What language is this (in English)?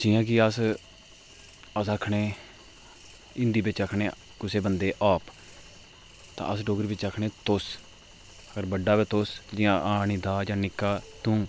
Dogri